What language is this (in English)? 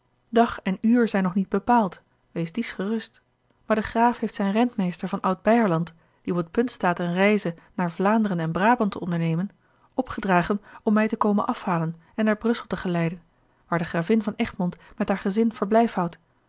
Dutch